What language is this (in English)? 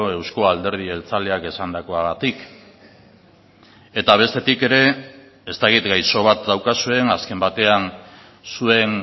Basque